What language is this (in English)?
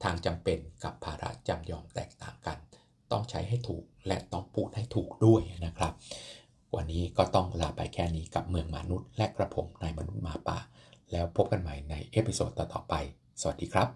Thai